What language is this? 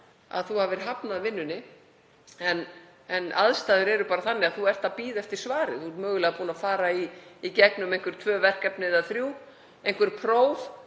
Icelandic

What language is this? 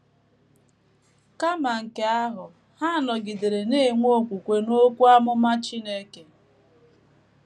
Igbo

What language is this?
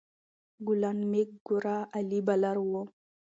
Pashto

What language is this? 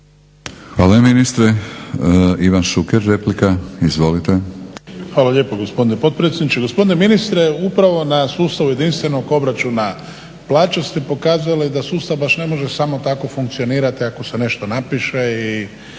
Croatian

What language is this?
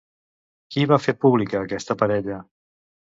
Catalan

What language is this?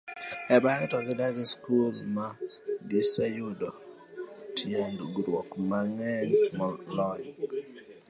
Luo (Kenya and Tanzania)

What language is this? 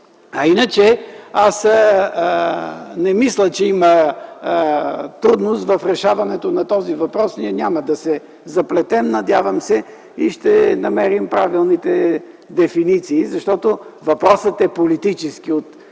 Bulgarian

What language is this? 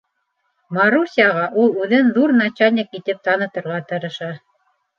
Bashkir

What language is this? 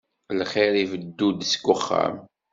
Kabyle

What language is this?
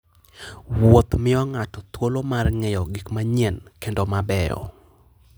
Luo (Kenya and Tanzania)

